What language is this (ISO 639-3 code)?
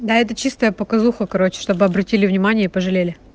rus